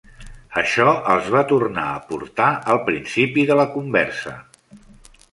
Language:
Catalan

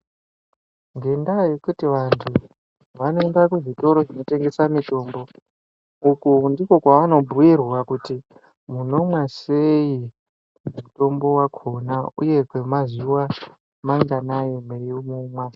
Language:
Ndau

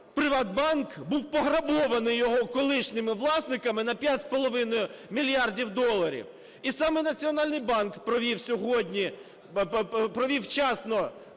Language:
Ukrainian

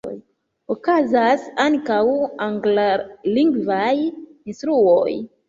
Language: Esperanto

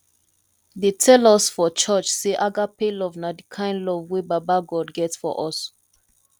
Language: Nigerian Pidgin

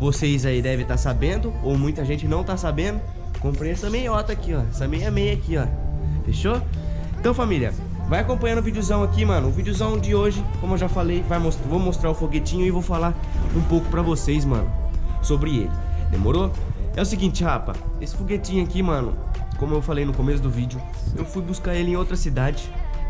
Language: Portuguese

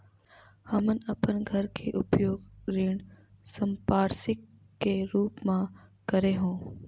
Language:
Chhattisgarhi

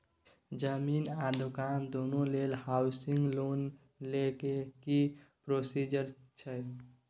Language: Maithili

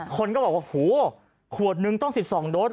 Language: Thai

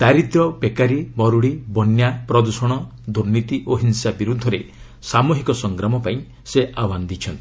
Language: Odia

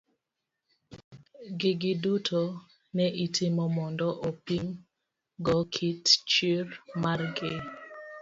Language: Luo (Kenya and Tanzania)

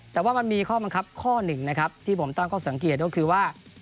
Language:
Thai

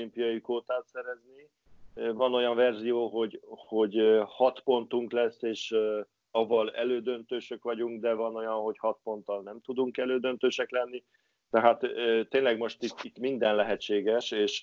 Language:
Hungarian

